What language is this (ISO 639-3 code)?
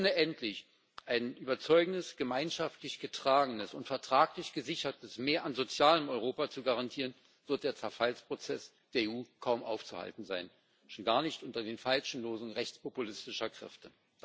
deu